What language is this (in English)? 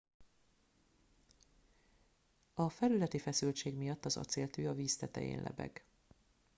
Hungarian